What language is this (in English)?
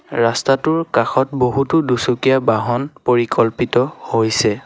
Assamese